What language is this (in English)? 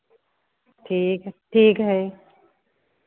Hindi